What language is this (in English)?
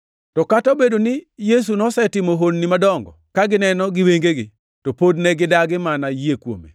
Luo (Kenya and Tanzania)